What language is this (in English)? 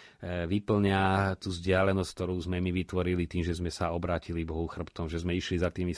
Slovak